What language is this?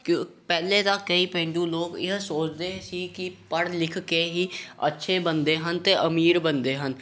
Punjabi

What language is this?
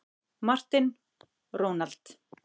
Icelandic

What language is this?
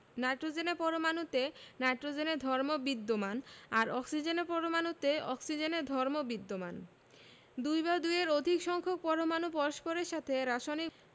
Bangla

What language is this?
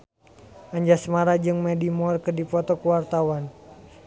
Sundanese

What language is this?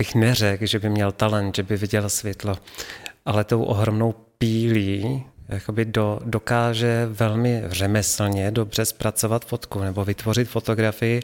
Czech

